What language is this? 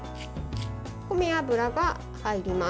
Japanese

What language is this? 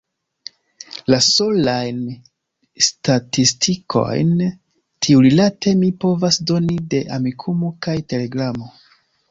Esperanto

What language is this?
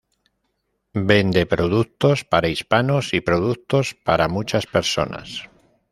Spanish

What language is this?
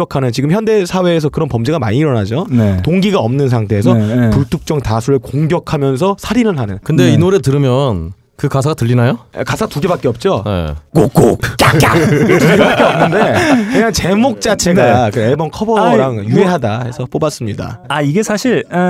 Korean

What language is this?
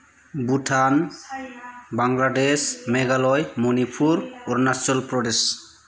Bodo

